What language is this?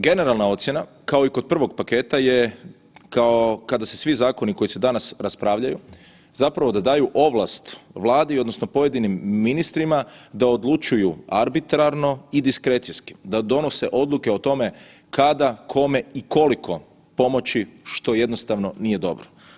Croatian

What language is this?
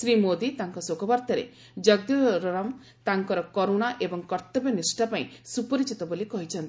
Odia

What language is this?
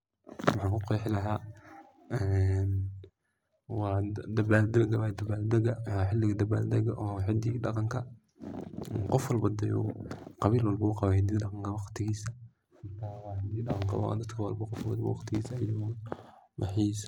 Somali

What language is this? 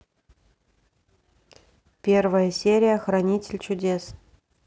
Russian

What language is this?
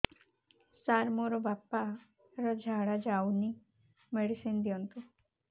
Odia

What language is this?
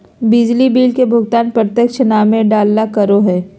Magahi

